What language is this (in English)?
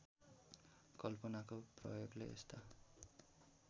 Nepali